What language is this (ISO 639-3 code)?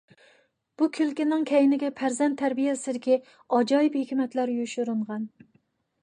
uig